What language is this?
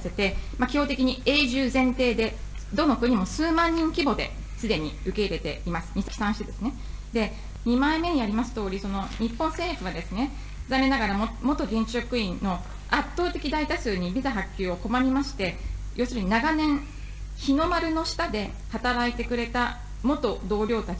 Japanese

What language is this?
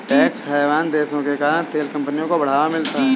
Hindi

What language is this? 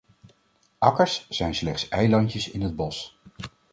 Dutch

